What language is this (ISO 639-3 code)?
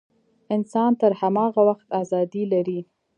pus